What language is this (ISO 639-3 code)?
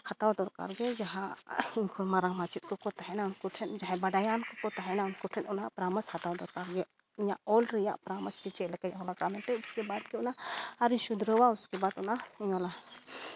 sat